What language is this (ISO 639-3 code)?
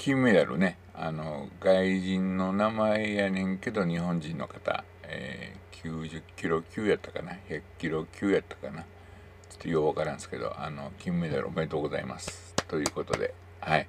jpn